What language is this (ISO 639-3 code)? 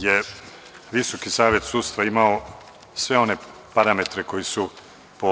srp